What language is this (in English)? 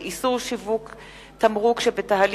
Hebrew